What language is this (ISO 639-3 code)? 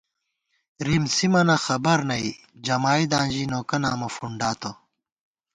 gwt